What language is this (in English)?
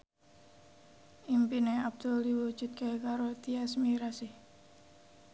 Javanese